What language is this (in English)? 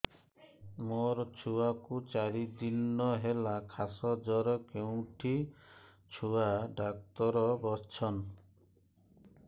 Odia